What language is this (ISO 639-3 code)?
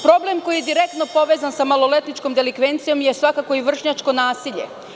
srp